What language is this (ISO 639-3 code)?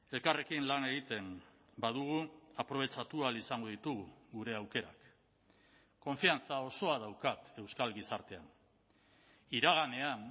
eus